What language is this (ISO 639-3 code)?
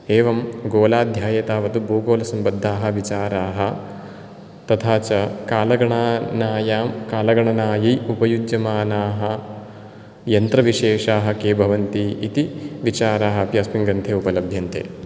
san